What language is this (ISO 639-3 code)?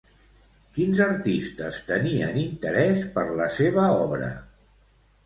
cat